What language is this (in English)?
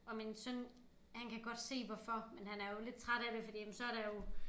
Danish